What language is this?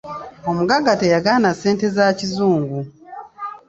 Ganda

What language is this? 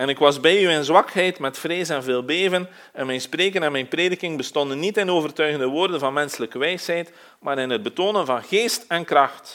Dutch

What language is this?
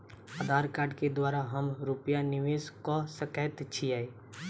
Maithili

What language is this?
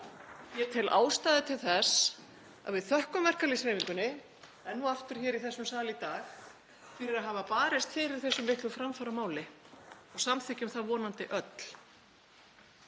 Icelandic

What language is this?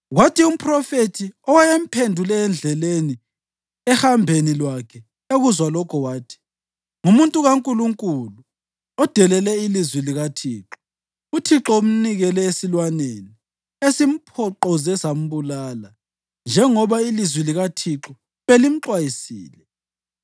North Ndebele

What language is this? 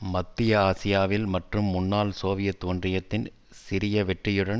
Tamil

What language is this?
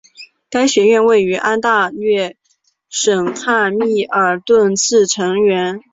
Chinese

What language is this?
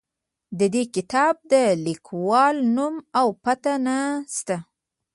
Pashto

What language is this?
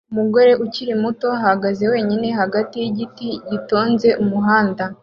Kinyarwanda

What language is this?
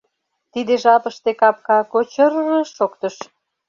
Mari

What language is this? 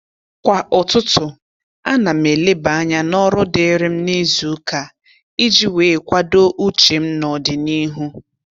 Igbo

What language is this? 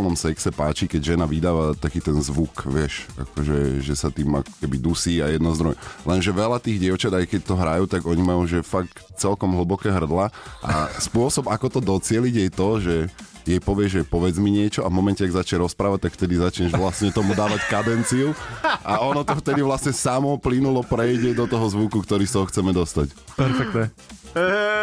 Slovak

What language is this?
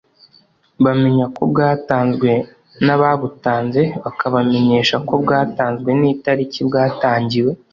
Kinyarwanda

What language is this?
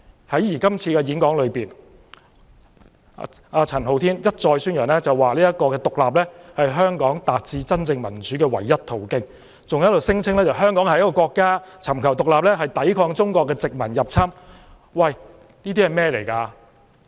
Cantonese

